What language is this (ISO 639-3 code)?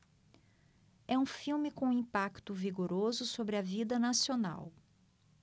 por